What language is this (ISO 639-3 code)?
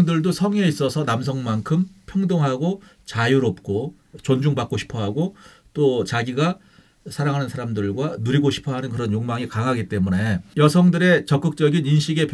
kor